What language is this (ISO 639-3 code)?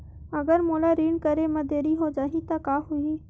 hne